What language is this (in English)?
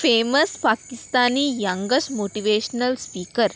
Konkani